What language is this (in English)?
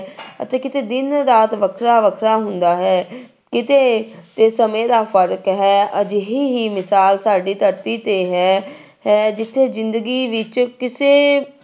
Punjabi